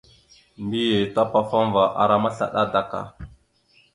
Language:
Mada (Cameroon)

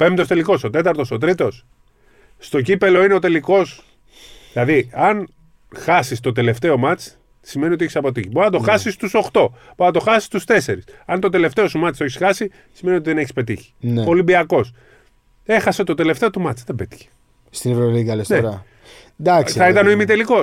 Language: Greek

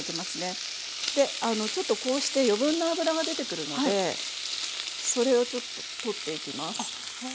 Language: Japanese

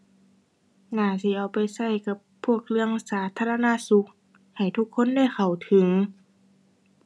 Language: Thai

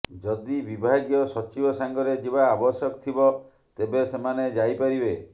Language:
Odia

